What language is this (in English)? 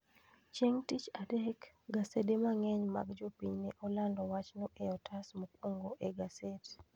Luo (Kenya and Tanzania)